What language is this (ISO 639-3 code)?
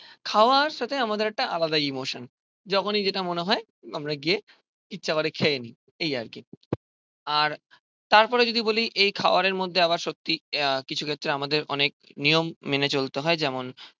ben